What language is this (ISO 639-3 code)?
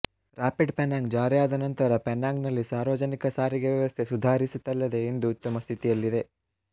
kan